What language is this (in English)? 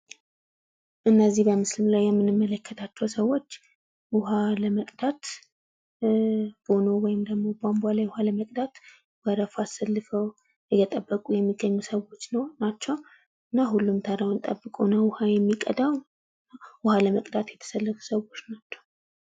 Amharic